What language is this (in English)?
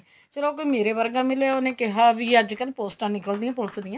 Punjabi